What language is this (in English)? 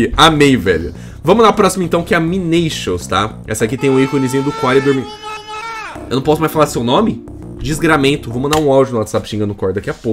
Portuguese